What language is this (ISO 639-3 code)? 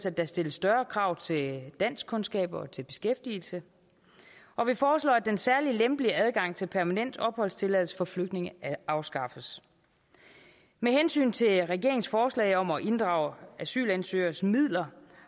dan